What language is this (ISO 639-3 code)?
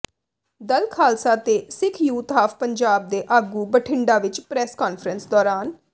pan